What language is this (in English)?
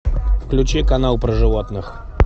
Russian